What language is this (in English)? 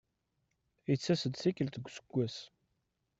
Kabyle